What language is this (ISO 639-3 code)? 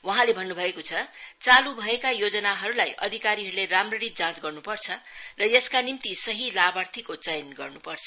nep